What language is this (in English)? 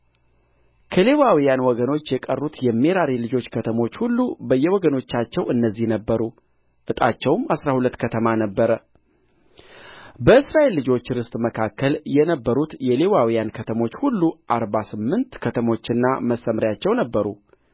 Amharic